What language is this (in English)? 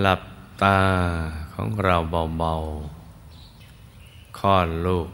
Thai